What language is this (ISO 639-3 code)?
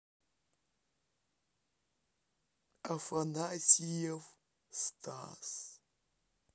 rus